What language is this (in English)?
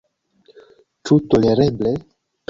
Esperanto